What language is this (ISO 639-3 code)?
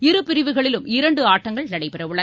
tam